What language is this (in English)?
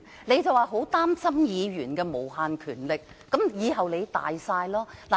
Cantonese